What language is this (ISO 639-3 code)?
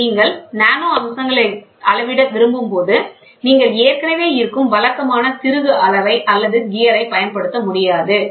tam